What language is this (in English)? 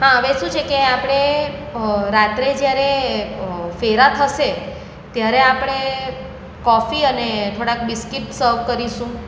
Gujarati